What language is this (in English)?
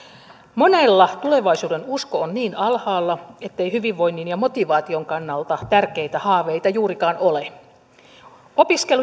Finnish